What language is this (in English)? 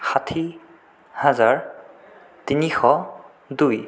Assamese